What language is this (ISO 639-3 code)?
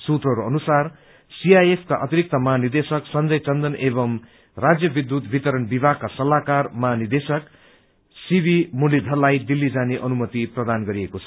nep